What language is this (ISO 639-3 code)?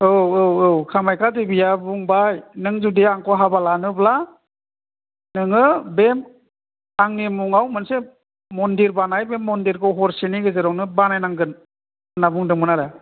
brx